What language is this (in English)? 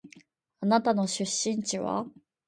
Japanese